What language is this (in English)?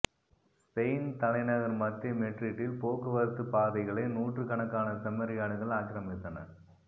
Tamil